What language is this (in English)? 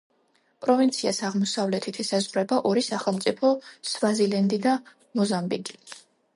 Georgian